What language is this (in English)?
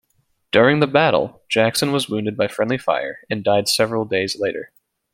English